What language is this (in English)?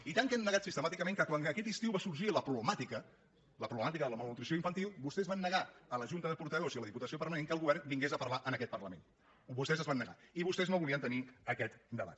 Catalan